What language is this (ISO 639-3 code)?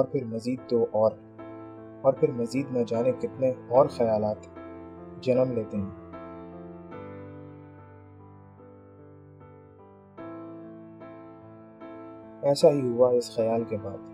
urd